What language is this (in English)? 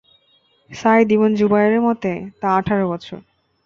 Bangla